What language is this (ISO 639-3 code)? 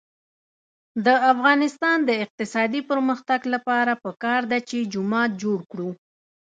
pus